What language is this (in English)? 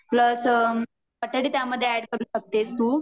Marathi